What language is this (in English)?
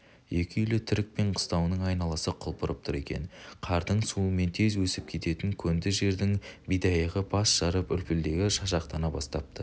Kazakh